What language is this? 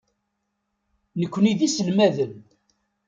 Kabyle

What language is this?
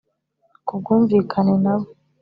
Kinyarwanda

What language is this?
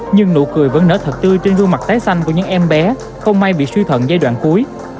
Vietnamese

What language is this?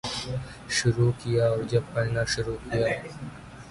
Urdu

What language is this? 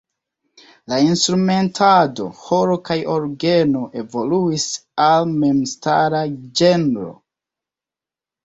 Esperanto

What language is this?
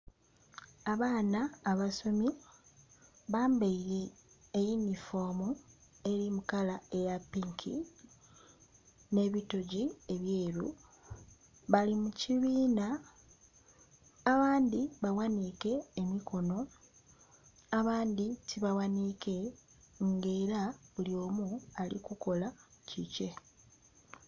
Soga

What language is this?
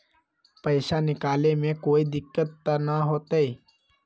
Magahi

